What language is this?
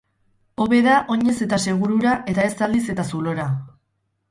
Basque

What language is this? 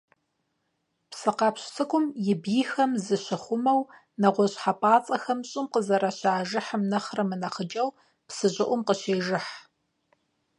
Kabardian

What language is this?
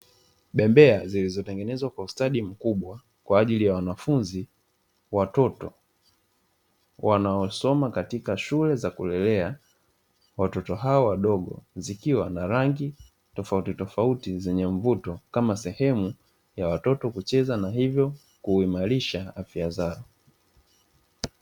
Swahili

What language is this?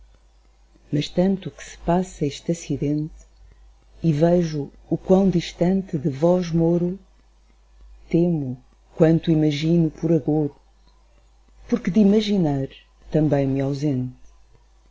Portuguese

